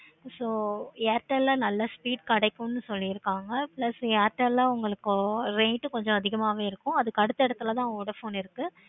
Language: Tamil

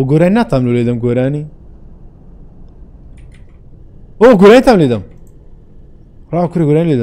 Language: Arabic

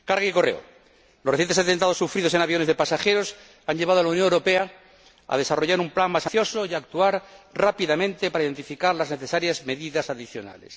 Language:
Spanish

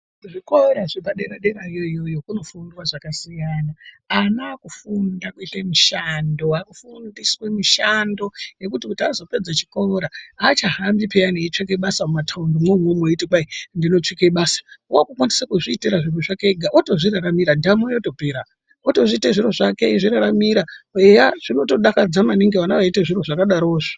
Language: Ndau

